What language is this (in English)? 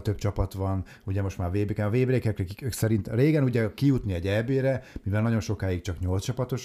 Hungarian